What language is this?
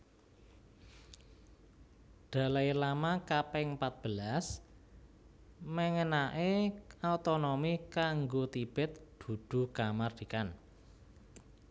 Javanese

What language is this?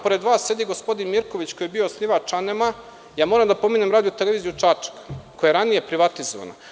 Serbian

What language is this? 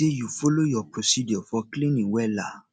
Nigerian Pidgin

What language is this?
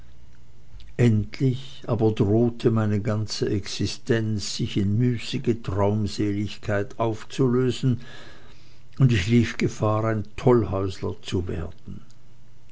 German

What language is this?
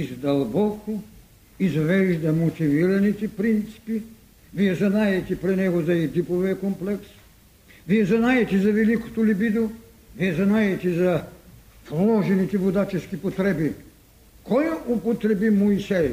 Bulgarian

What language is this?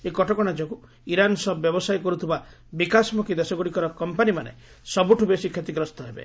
Odia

